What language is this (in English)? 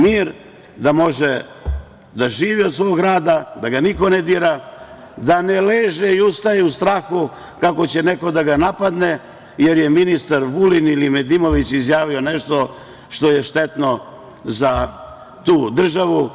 Serbian